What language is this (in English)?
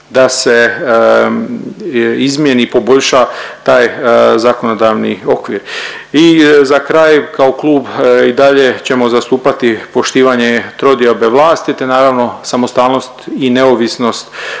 Croatian